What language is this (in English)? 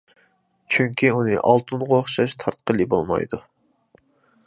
Uyghur